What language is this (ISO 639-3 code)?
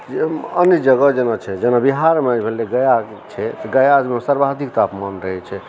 mai